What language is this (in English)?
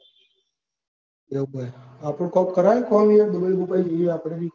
Gujarati